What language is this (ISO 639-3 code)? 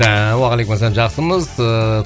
kaz